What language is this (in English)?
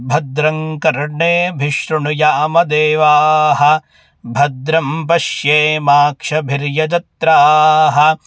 Sanskrit